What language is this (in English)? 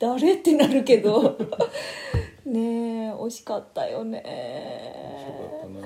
Japanese